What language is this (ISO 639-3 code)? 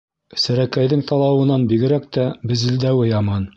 bak